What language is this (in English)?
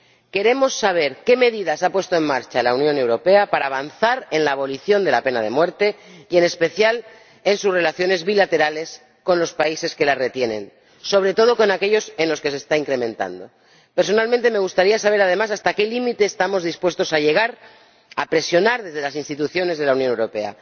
Spanish